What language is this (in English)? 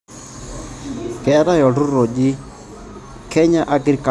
Masai